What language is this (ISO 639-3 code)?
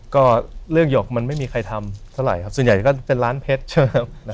tha